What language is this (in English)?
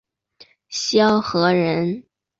Chinese